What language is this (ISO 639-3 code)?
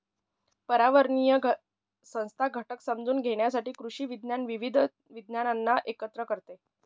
mar